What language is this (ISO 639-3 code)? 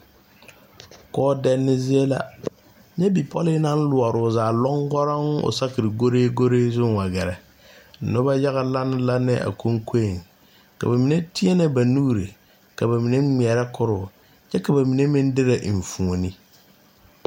dga